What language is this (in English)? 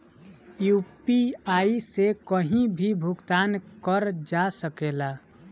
Bhojpuri